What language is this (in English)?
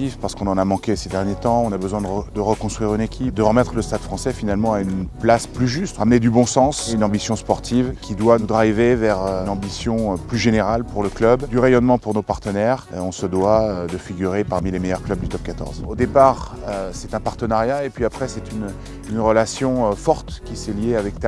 French